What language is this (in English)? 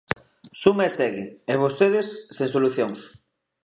Galician